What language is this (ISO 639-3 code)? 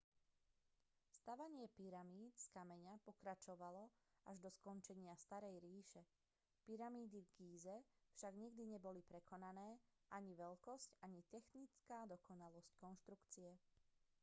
slk